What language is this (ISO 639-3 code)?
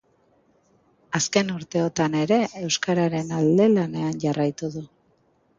eus